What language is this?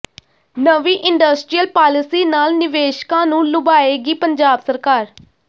Punjabi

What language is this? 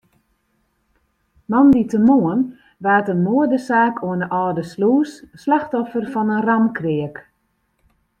Western Frisian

